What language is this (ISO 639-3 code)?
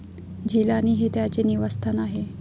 mar